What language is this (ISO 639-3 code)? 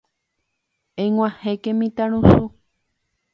grn